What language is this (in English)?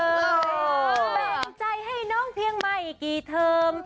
Thai